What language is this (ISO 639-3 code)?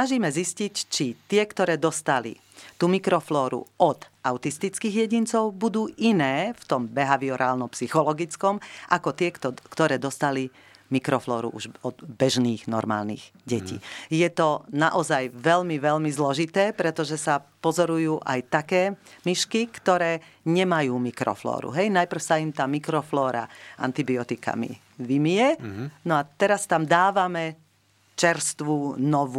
slk